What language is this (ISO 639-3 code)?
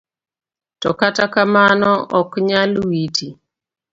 luo